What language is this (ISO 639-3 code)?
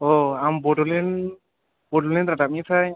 brx